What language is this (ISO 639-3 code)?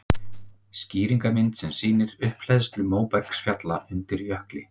isl